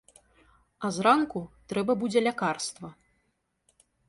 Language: Belarusian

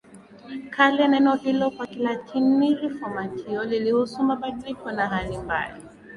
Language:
Swahili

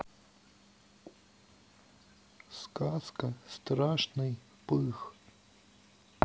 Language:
Russian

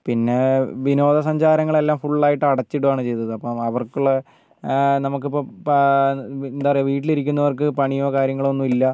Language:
Malayalam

